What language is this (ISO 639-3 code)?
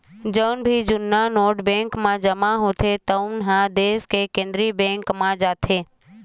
hne